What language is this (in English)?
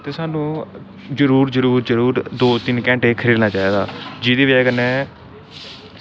Dogri